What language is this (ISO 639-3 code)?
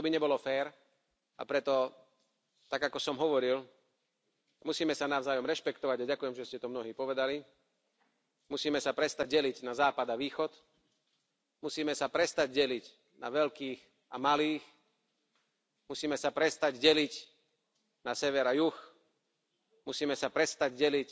slk